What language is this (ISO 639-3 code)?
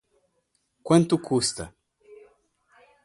por